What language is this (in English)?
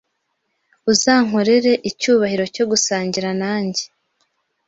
Kinyarwanda